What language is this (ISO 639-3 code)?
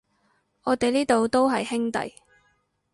yue